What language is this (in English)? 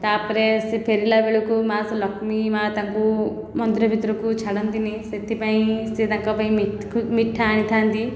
Odia